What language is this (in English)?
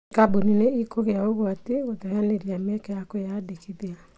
Kikuyu